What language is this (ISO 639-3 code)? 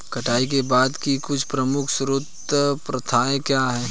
hin